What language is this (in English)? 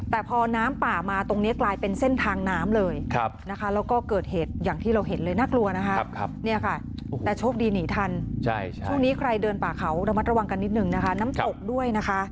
Thai